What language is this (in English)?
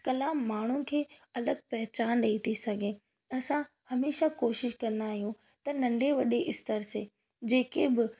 Sindhi